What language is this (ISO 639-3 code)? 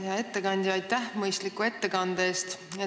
est